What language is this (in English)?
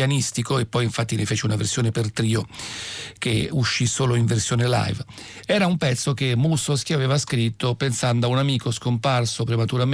Italian